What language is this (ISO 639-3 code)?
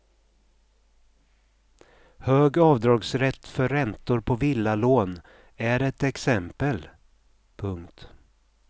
swe